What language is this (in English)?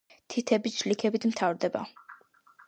Georgian